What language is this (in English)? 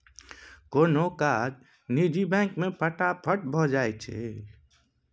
Maithili